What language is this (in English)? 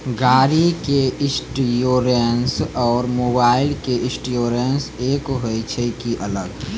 Maithili